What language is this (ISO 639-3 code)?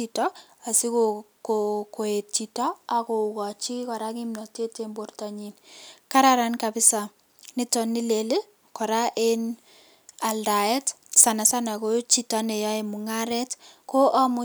kln